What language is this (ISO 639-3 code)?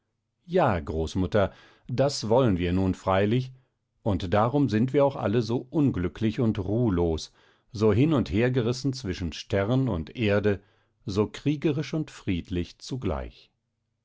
deu